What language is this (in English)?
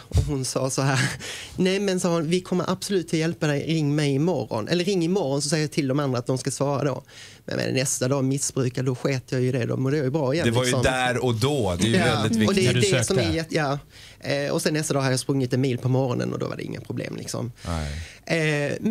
Swedish